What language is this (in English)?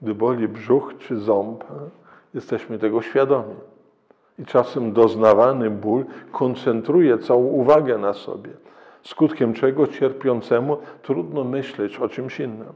Polish